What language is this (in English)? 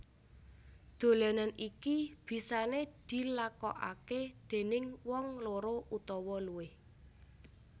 Javanese